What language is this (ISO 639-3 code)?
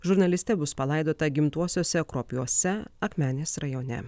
lit